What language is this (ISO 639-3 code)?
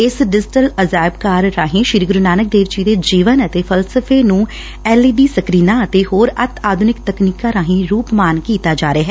pan